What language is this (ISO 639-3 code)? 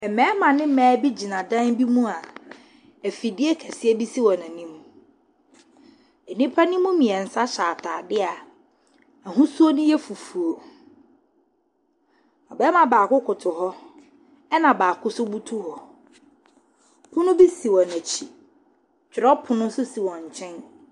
aka